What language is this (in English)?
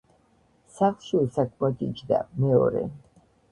Georgian